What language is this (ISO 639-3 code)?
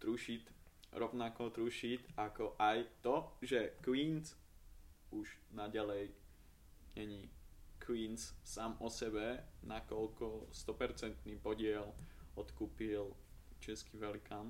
ces